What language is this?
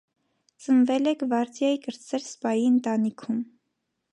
Armenian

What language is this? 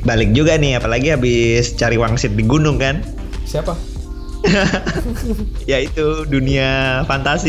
Indonesian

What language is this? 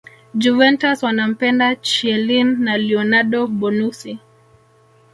Swahili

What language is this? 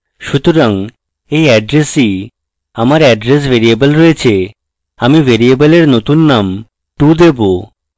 Bangla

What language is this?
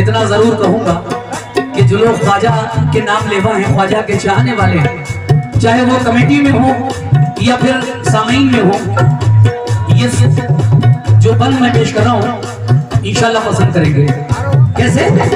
Arabic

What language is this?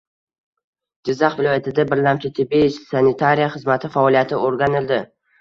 Uzbek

